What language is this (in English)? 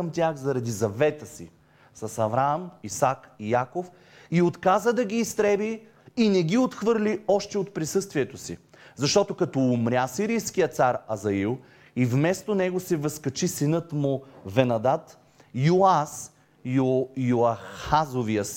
Bulgarian